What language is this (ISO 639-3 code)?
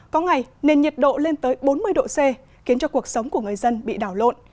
vie